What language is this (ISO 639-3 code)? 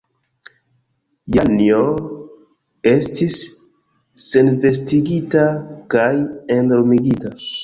epo